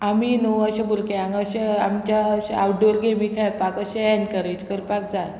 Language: Konkani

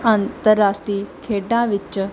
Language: Punjabi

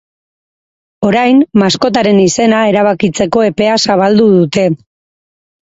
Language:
Basque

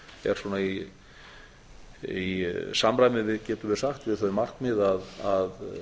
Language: Icelandic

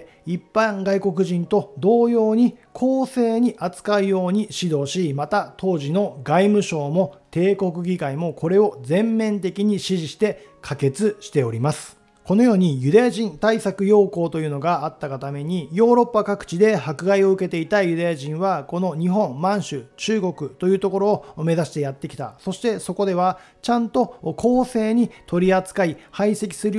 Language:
Japanese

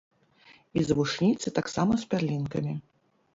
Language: Belarusian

